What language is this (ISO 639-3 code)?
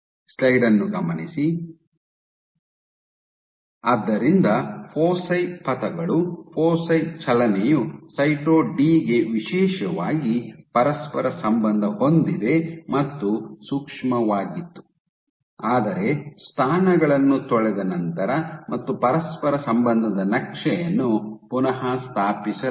kan